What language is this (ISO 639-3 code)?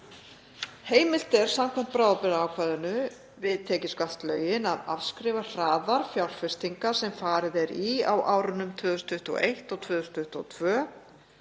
isl